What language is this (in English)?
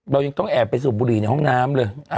Thai